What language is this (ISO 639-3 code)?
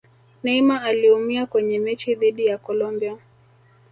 swa